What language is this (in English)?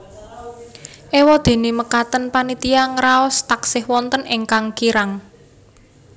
Javanese